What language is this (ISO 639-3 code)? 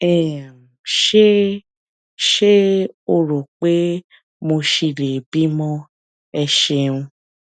yor